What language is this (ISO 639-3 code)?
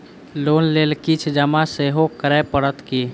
mai